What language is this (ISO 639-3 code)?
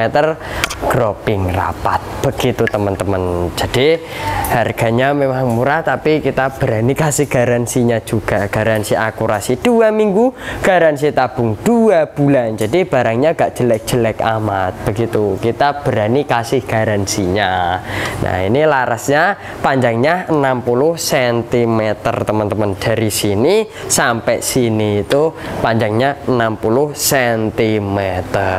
ind